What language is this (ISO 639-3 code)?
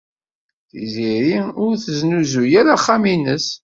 kab